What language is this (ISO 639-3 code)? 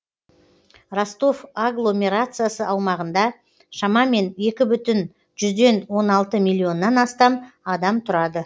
kaz